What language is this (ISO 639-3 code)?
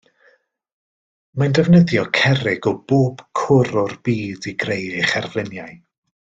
cym